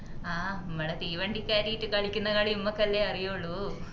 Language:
Malayalam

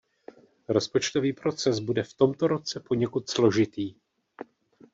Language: Czech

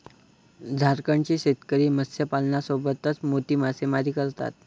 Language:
Marathi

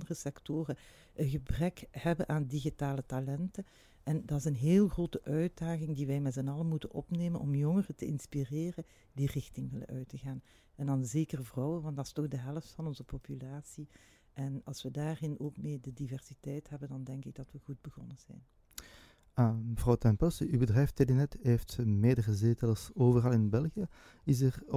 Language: Dutch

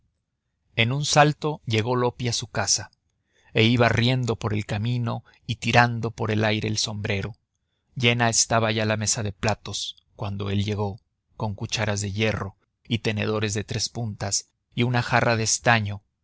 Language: Spanish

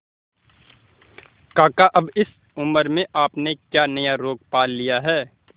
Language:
Hindi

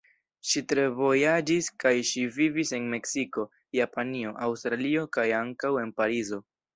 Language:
Esperanto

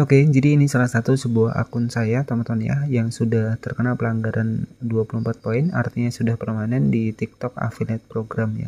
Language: Indonesian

